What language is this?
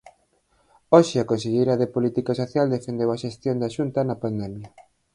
Galician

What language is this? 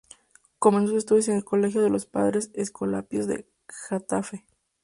Spanish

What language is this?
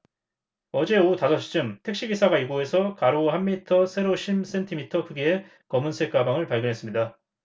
Korean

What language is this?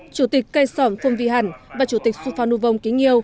Vietnamese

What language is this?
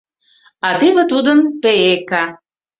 Mari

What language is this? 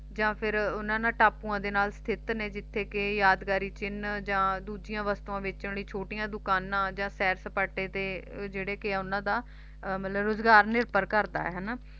Punjabi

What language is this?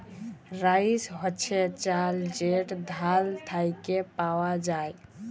Bangla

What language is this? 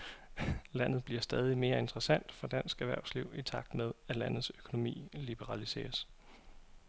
Danish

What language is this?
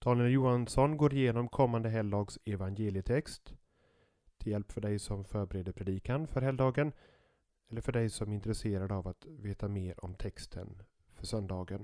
Swedish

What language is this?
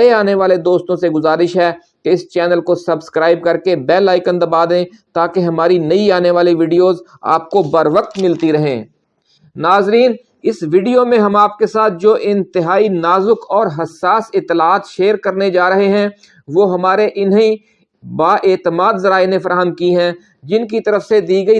Urdu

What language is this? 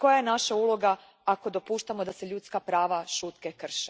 Croatian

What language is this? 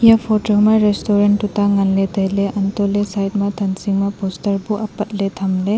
Wancho Naga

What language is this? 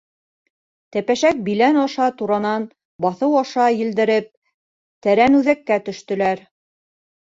Bashkir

